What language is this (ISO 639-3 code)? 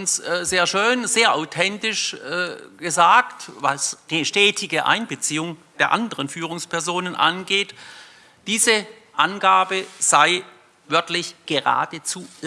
deu